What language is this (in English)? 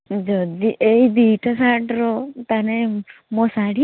Odia